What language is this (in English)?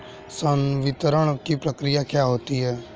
Hindi